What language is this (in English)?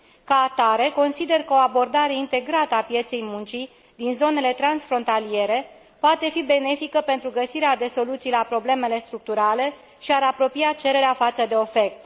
Romanian